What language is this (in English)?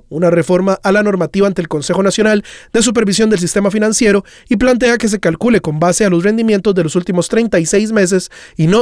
Spanish